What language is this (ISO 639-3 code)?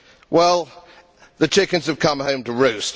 eng